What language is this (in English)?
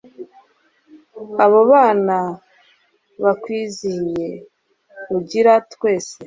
Kinyarwanda